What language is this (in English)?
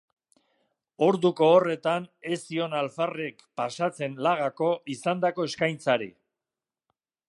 Basque